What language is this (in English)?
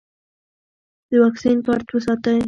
Pashto